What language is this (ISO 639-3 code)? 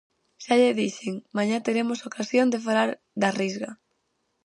glg